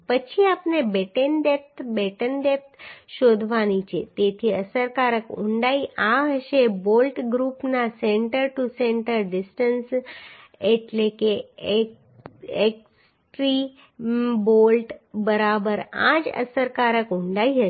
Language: Gujarati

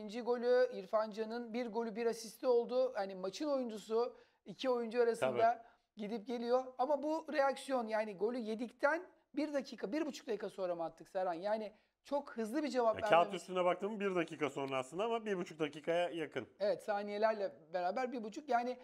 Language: Turkish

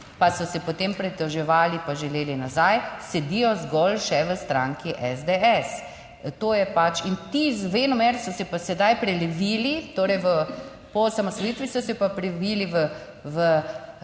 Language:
Slovenian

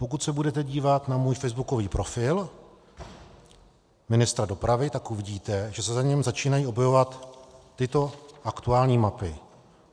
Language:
Czech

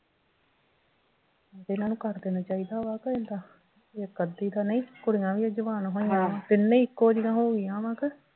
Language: Punjabi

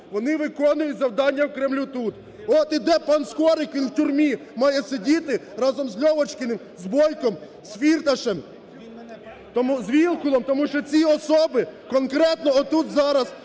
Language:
Ukrainian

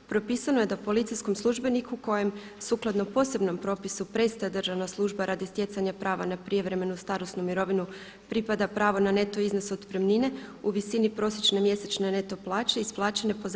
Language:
Croatian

